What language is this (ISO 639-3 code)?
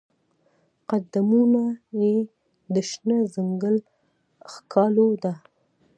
pus